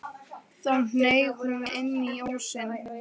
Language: Icelandic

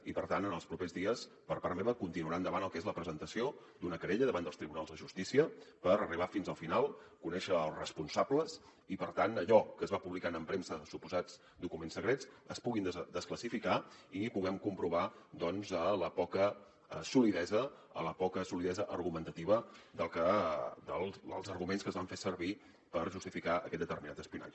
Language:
Catalan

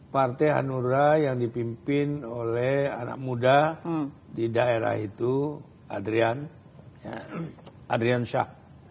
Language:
Indonesian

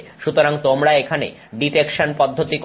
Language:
Bangla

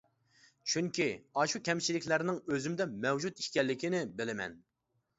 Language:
Uyghur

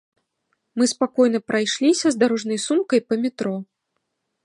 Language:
Belarusian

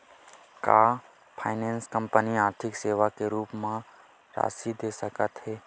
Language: Chhattisgarhi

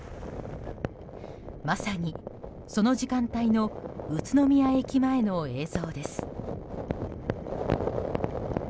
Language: Japanese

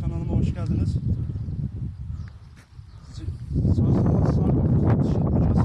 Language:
Turkish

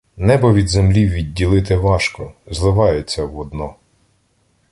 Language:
Ukrainian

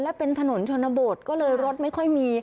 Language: Thai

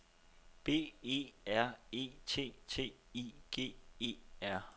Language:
Danish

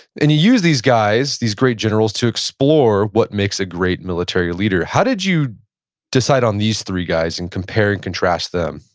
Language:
English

